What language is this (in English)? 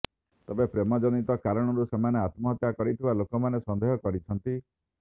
Odia